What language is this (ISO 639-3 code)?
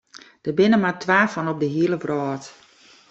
fry